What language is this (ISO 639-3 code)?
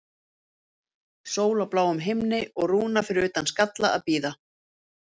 isl